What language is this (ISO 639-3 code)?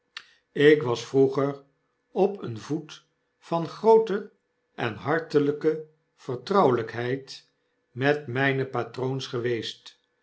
nld